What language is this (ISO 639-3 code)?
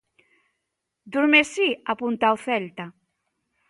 glg